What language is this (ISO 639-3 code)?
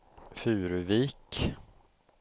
swe